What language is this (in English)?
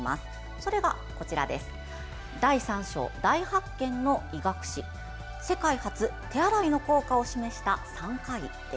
Japanese